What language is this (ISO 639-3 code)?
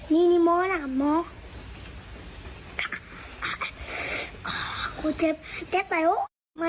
tha